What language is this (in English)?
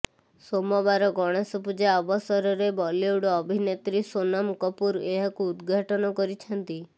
Odia